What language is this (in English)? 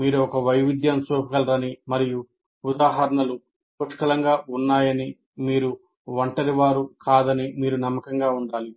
Telugu